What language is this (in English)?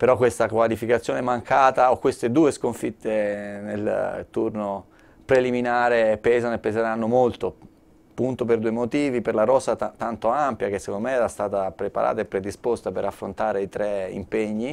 Italian